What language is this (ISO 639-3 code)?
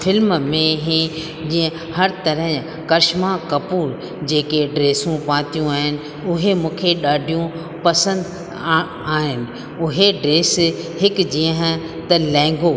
snd